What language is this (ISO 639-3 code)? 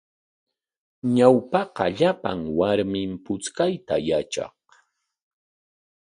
qwa